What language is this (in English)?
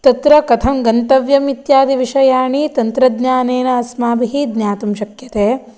Sanskrit